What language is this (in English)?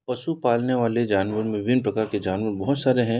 Hindi